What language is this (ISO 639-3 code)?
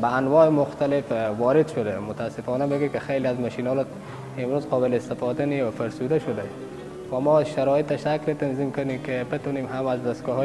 fas